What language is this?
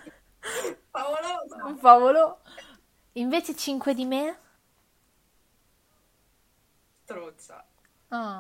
Italian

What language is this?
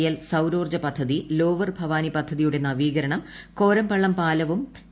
Malayalam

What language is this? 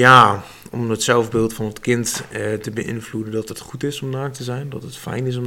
Dutch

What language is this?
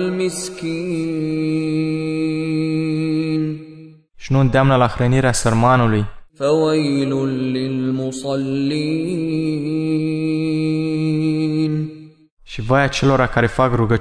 Romanian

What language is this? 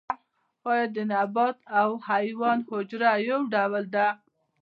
Pashto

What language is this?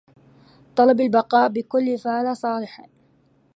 Arabic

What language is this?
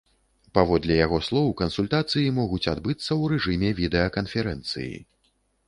Belarusian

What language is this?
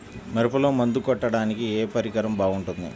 Telugu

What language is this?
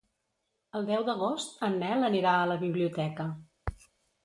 Catalan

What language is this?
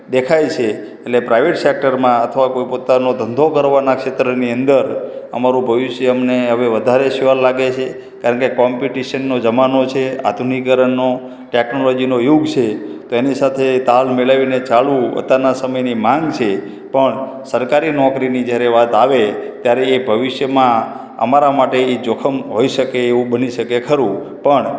Gujarati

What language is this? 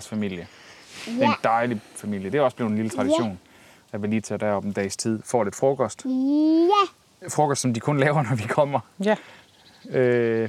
Danish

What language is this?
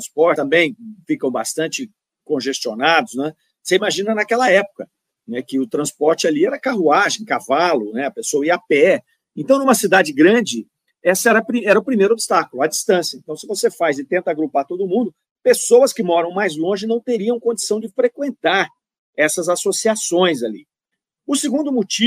Portuguese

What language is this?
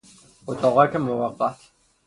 Persian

